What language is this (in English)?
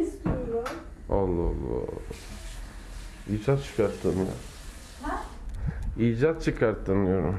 Turkish